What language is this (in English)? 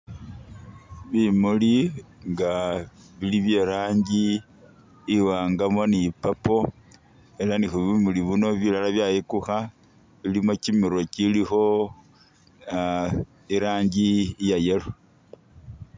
Masaaba